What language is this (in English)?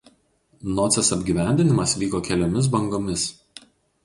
Lithuanian